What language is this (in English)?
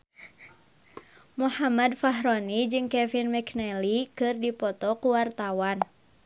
Sundanese